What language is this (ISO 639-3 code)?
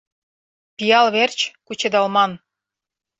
chm